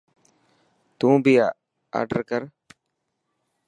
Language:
Dhatki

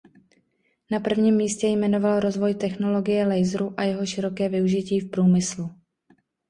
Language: Czech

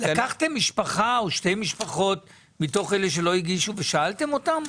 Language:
Hebrew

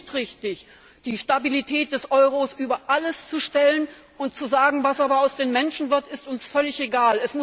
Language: German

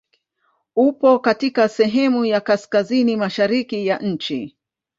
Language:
Swahili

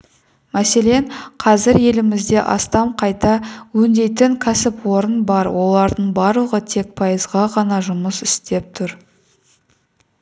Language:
Kazakh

